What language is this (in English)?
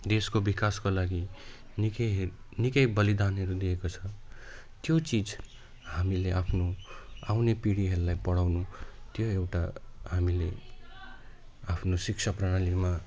Nepali